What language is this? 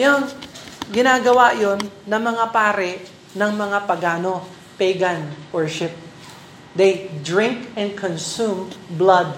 Filipino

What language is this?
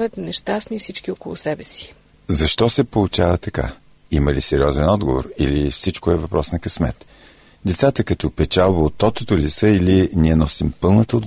Bulgarian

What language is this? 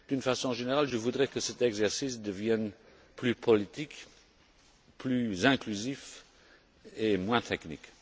French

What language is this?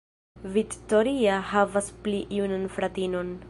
Esperanto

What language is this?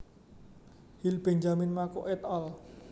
Javanese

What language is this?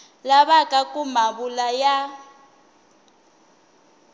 Tsonga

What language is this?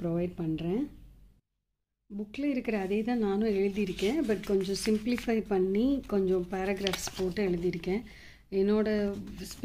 English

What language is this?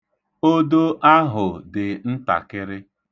Igbo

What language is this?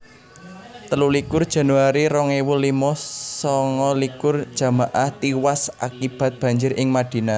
Javanese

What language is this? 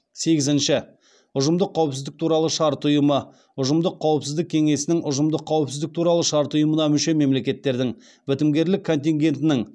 Kazakh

